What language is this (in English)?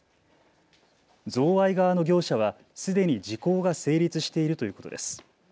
Japanese